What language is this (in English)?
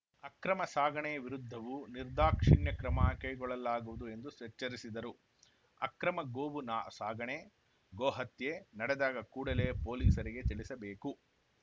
Kannada